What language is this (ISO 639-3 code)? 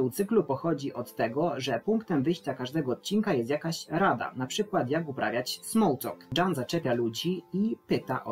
pol